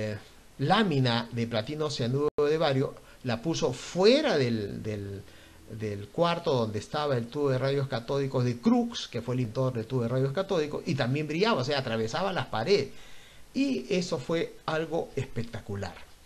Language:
Spanish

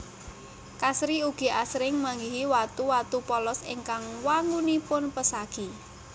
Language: Javanese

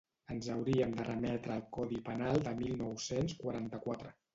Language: Catalan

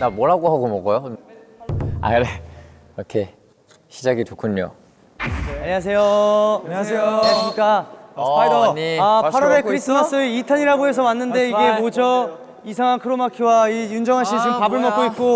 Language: Korean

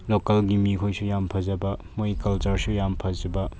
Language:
Manipuri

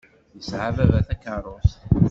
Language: Kabyle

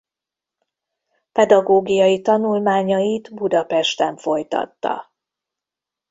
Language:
Hungarian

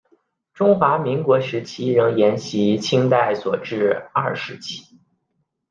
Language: Chinese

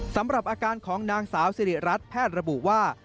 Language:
Thai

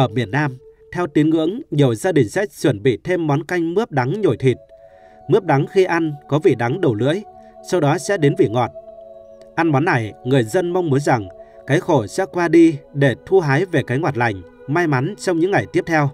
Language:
Vietnamese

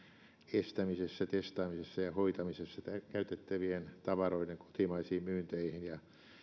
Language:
Finnish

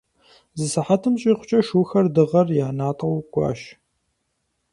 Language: Kabardian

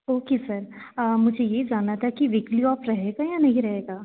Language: Hindi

